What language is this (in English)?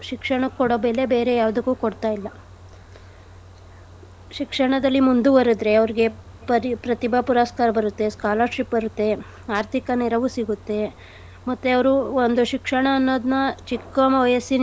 Kannada